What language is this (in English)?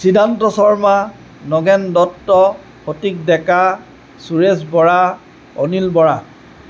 Assamese